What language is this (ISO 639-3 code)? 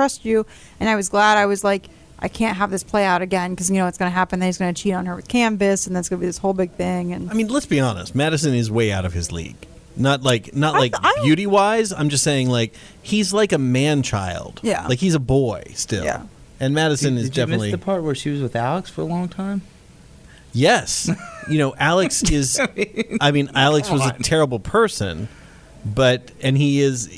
eng